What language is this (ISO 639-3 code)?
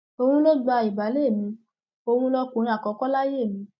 yor